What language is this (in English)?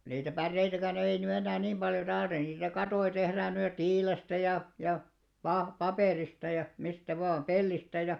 Finnish